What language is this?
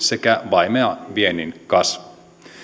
Finnish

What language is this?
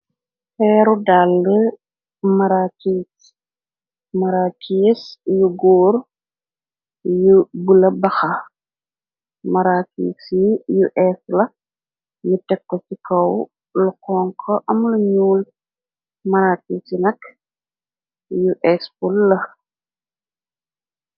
Wolof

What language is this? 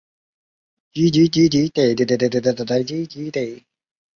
Chinese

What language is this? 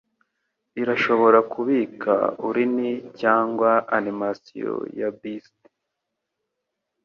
Kinyarwanda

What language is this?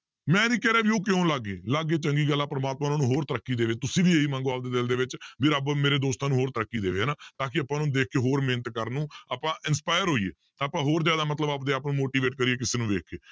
Punjabi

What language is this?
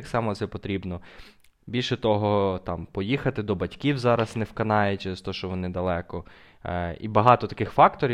Ukrainian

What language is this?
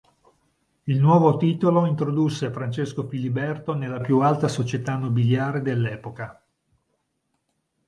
Italian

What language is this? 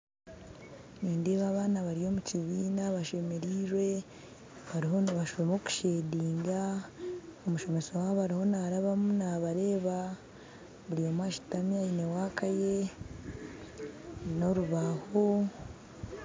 Nyankole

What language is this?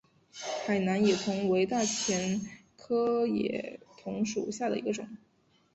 Chinese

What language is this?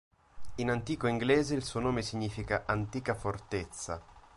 Italian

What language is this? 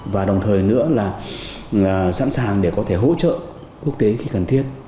Vietnamese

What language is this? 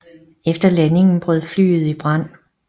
Danish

